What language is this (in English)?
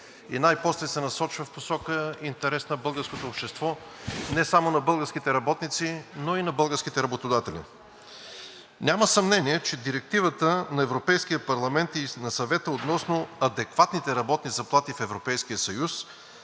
Bulgarian